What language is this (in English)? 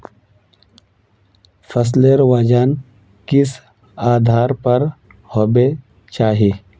Magahi